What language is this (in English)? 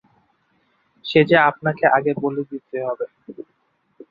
Bangla